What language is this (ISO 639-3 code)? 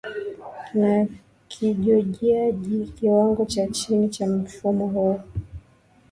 swa